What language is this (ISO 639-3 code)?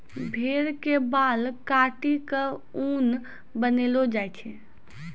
mai